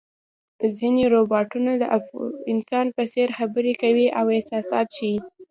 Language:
Pashto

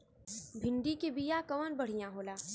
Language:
Bhojpuri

